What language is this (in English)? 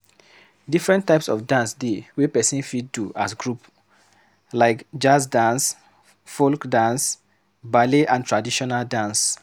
Nigerian Pidgin